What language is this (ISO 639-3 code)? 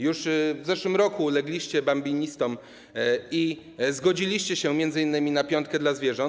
pol